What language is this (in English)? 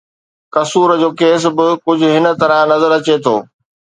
Sindhi